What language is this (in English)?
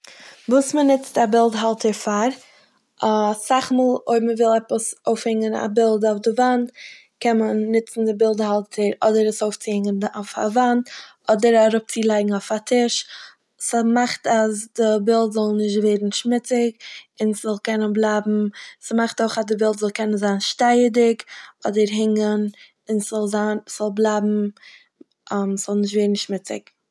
Yiddish